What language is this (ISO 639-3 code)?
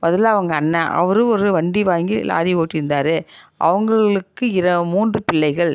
tam